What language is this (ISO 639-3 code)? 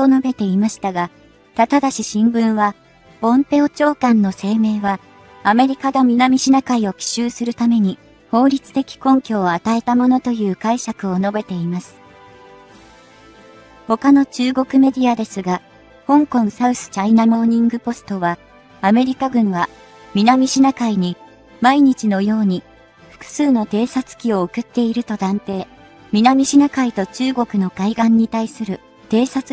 jpn